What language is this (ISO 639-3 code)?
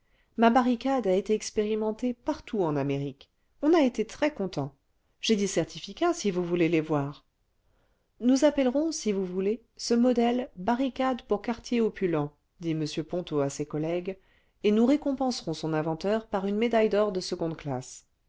fra